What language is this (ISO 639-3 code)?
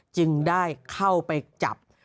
tha